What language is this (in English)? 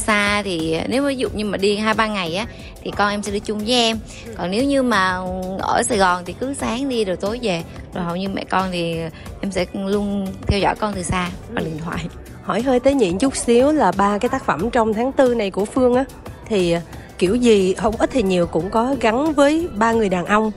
Vietnamese